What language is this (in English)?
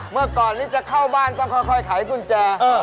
Thai